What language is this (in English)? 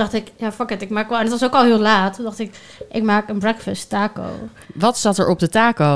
Dutch